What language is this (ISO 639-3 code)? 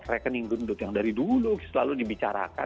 ind